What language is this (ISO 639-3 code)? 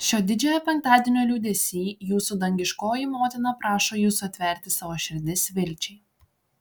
lit